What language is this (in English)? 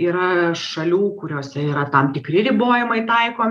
Lithuanian